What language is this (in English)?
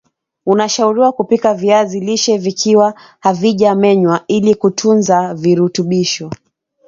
Swahili